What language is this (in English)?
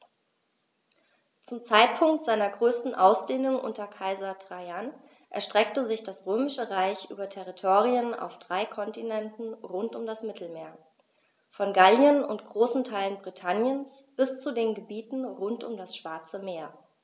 German